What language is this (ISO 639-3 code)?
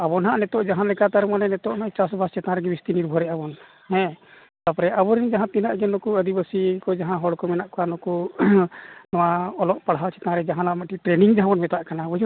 sat